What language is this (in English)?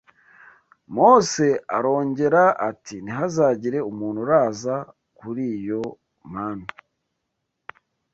Kinyarwanda